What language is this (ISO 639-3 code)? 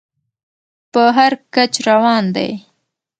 pus